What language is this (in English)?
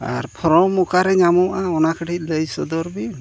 Santali